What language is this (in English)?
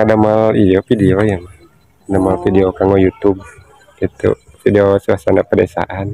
Indonesian